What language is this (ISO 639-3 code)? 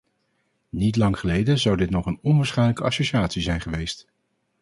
nld